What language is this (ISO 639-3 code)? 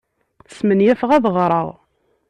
kab